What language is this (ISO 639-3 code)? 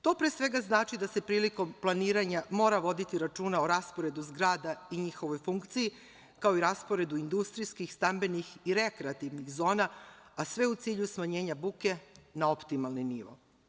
srp